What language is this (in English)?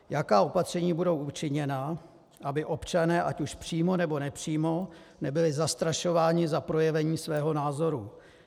Czech